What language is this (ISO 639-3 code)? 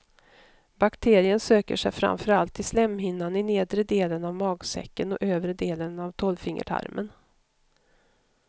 swe